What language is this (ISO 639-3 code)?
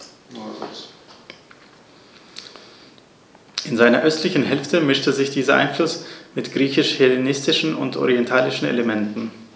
deu